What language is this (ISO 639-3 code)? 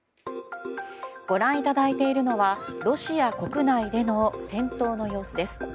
jpn